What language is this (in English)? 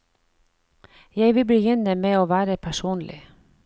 Norwegian